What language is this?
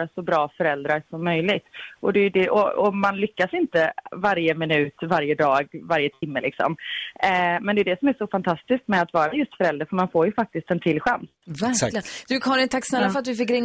Swedish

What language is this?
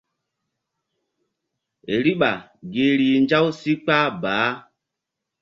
Mbum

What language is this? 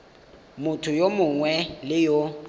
Tswana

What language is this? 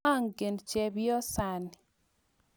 Kalenjin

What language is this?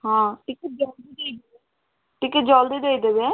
Odia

